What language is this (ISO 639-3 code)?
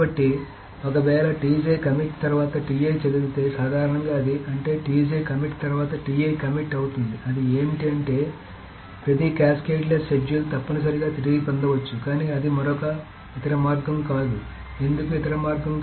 tel